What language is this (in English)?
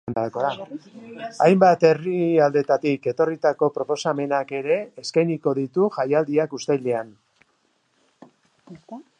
Basque